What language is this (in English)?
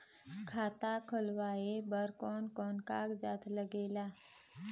Chhattisgarhi